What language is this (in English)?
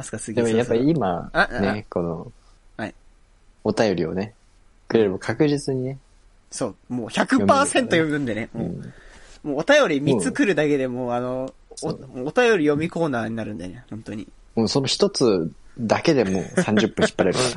Japanese